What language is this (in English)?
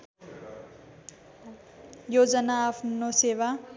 Nepali